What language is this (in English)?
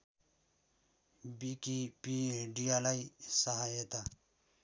Nepali